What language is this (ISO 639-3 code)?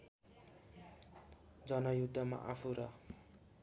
nep